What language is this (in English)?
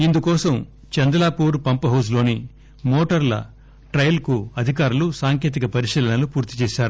Telugu